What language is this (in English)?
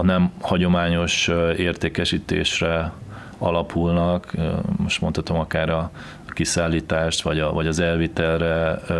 Hungarian